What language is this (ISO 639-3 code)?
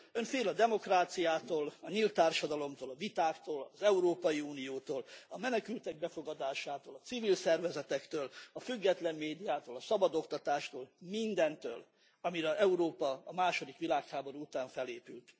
hun